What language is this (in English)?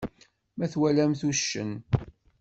Kabyle